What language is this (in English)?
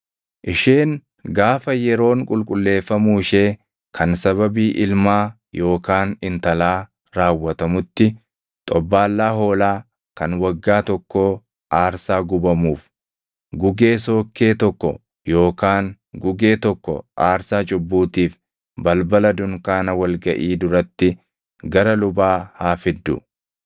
Oromo